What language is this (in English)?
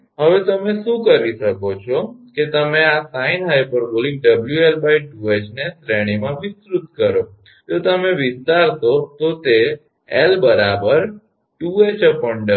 Gujarati